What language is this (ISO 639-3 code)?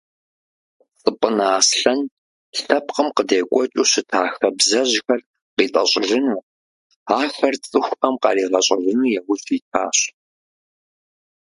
kbd